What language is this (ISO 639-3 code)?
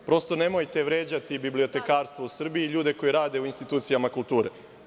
srp